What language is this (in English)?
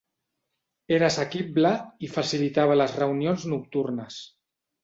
Catalan